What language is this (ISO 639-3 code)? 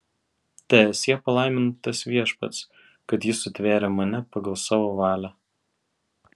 lit